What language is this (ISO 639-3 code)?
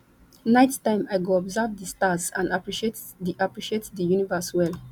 pcm